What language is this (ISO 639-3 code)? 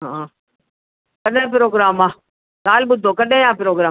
snd